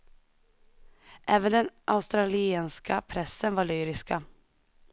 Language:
Swedish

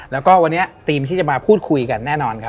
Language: Thai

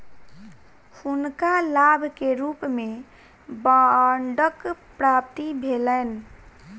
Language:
Maithili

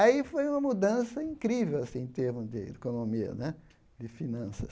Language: Portuguese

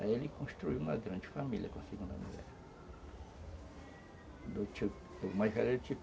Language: Portuguese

